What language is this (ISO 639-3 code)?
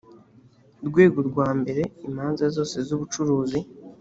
kin